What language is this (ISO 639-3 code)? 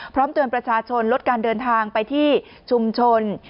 tha